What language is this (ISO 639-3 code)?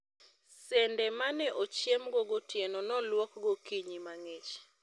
luo